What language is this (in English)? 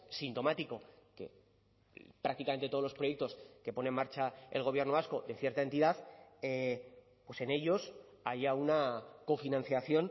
Spanish